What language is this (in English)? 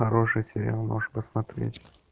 Russian